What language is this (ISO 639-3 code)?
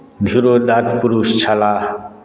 mai